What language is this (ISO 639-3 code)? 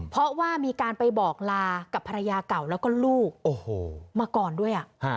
tha